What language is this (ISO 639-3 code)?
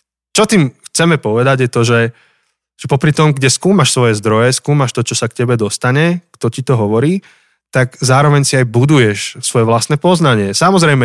slk